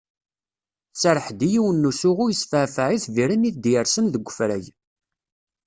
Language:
Kabyle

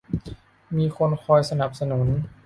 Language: Thai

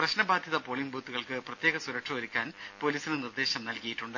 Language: Malayalam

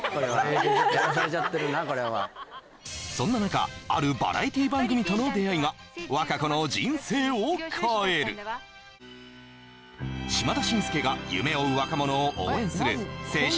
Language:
Japanese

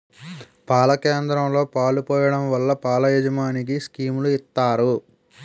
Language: Telugu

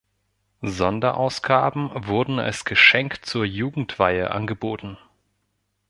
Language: German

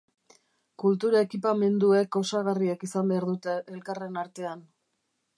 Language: Basque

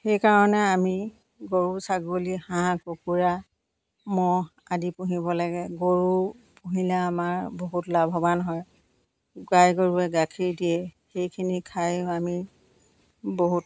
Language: Assamese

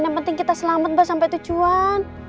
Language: Indonesian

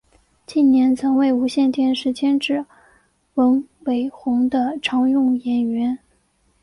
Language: Chinese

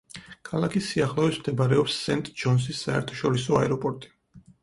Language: Georgian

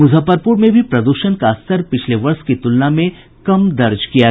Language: Hindi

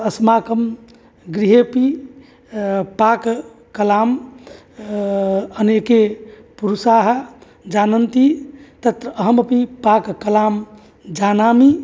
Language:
Sanskrit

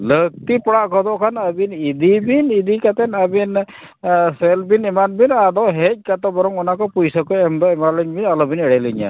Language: Santali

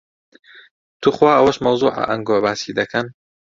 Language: Central Kurdish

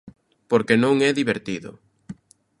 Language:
Galician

